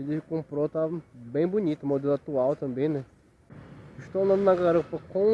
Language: Portuguese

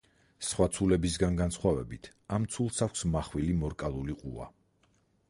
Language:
Georgian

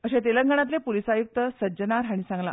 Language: Konkani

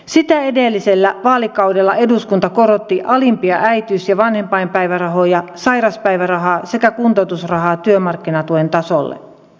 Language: Finnish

